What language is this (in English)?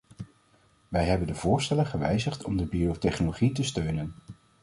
Dutch